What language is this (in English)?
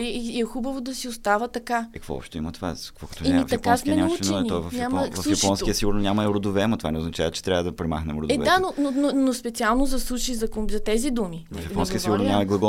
Bulgarian